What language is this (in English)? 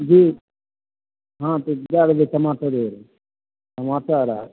Maithili